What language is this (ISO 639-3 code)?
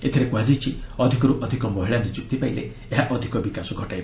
ori